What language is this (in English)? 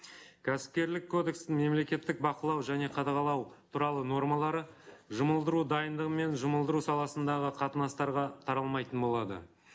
Kazakh